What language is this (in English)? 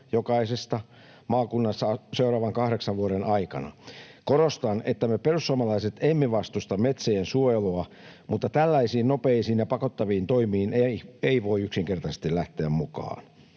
Finnish